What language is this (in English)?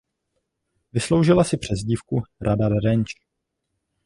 Czech